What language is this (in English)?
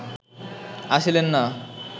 Bangla